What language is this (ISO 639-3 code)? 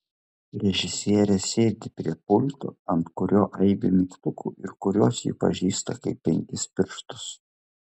lit